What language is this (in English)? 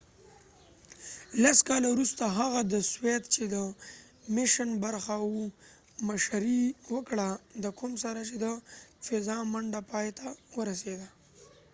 Pashto